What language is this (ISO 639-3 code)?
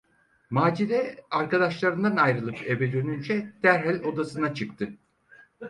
tur